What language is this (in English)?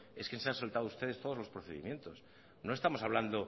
Spanish